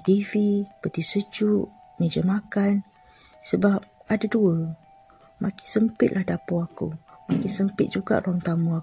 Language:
Malay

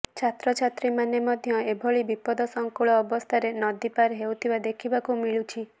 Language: Odia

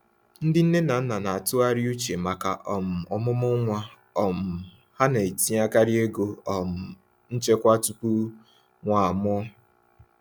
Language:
Igbo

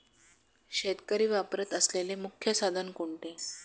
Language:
Marathi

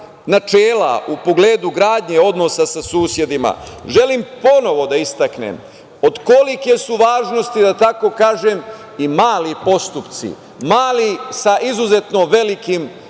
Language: Serbian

